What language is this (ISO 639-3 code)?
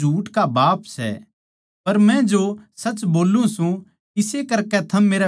bgc